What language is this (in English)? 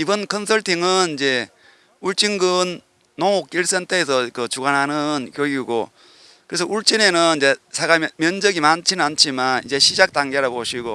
Korean